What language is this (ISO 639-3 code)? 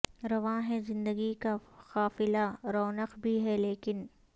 urd